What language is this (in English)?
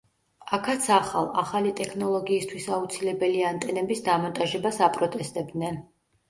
Georgian